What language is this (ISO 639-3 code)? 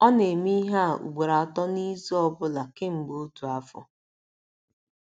ibo